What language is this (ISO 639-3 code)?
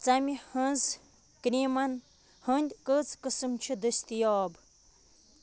kas